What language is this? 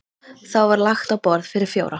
Icelandic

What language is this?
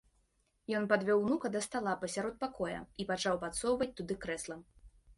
Belarusian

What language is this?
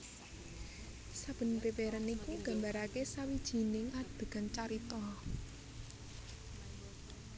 Javanese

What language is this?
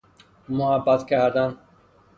Persian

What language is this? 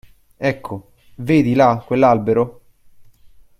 Italian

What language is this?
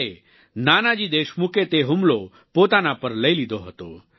Gujarati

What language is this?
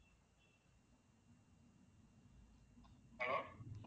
Tamil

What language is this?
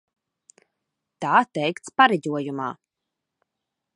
Latvian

